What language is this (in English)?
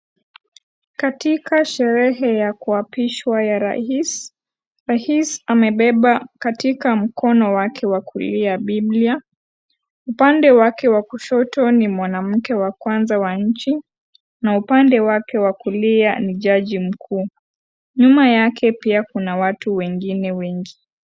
Swahili